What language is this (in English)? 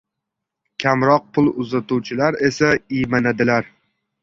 Uzbek